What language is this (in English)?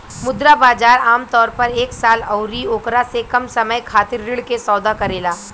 Bhojpuri